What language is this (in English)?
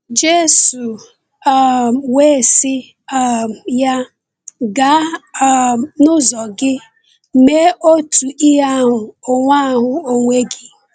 Igbo